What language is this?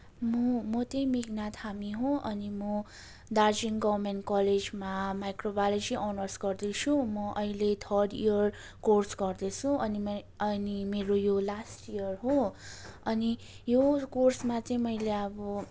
Nepali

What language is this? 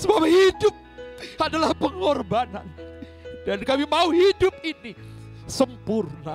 Indonesian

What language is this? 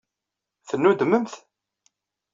Kabyle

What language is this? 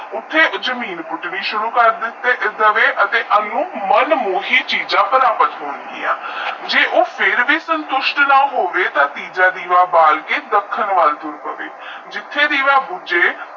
Punjabi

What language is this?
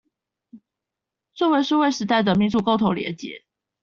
Chinese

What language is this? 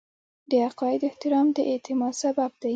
Pashto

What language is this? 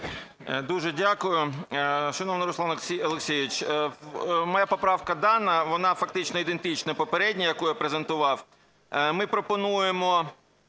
Ukrainian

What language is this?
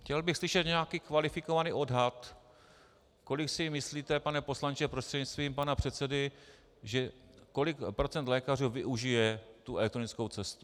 Czech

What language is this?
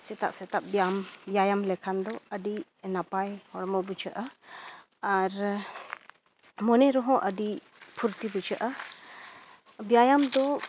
Santali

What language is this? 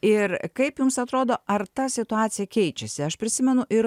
Lithuanian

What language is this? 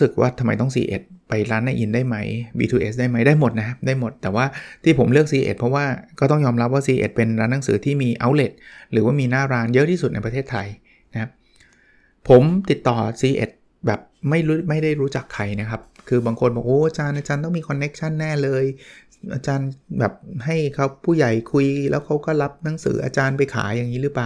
Thai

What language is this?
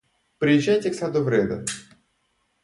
Russian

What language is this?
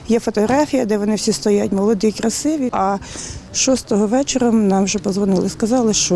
Ukrainian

